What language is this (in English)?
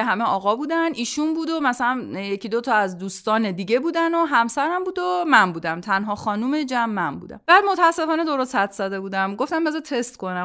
Persian